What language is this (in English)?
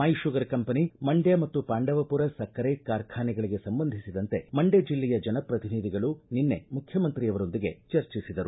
Kannada